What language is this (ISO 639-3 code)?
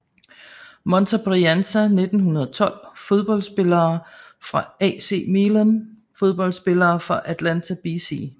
dan